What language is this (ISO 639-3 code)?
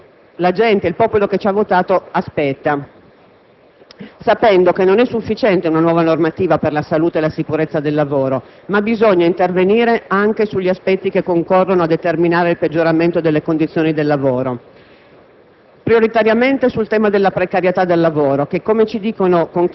ita